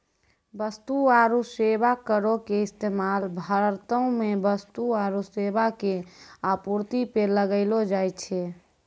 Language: Maithili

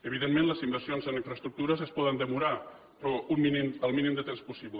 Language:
Catalan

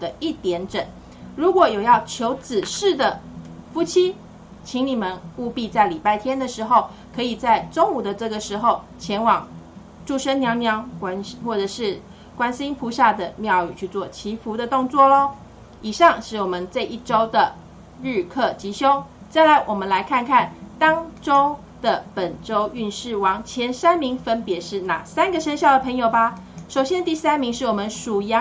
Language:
Chinese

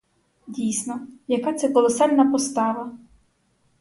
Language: Ukrainian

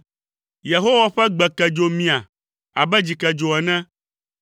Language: Ewe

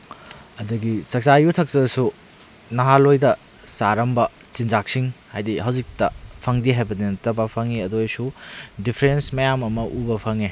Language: Manipuri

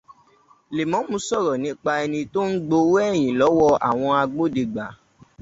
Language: Yoruba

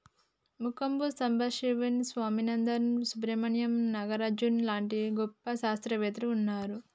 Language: Telugu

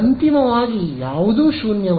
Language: Kannada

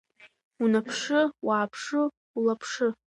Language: Abkhazian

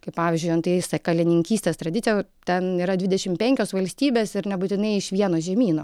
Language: Lithuanian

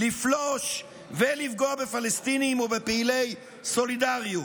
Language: Hebrew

